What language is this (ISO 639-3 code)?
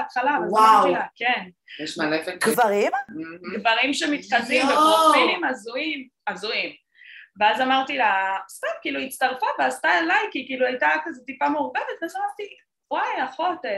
heb